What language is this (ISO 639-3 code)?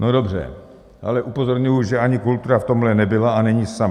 ces